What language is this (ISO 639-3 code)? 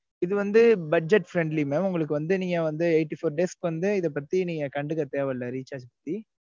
tam